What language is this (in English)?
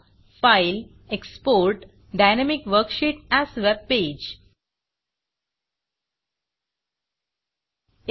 Marathi